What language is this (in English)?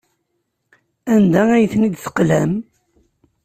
Kabyle